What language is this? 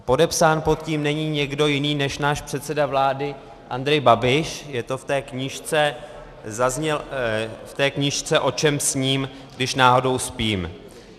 Czech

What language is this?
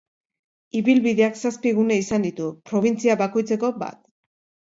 Basque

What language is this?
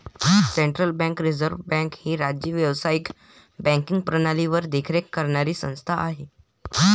Marathi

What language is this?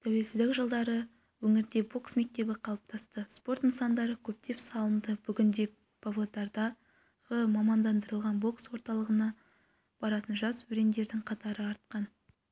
Kazakh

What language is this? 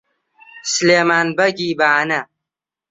Central Kurdish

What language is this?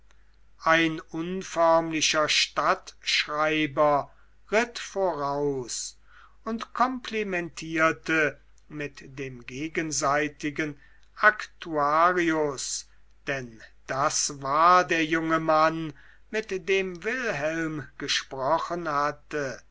German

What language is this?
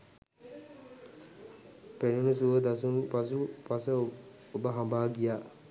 Sinhala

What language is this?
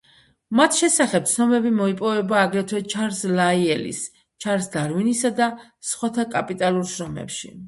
Georgian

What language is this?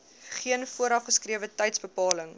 Afrikaans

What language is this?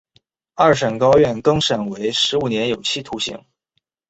Chinese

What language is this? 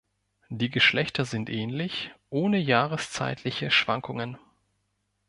German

